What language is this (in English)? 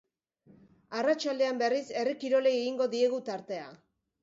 Basque